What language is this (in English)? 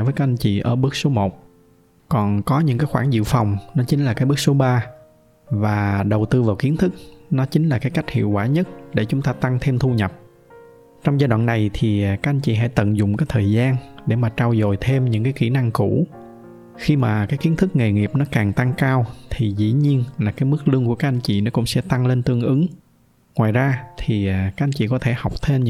Vietnamese